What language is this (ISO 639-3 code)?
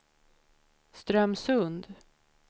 swe